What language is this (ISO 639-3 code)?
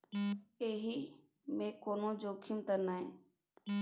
mai